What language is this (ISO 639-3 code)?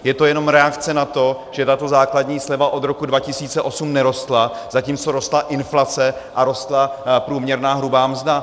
ces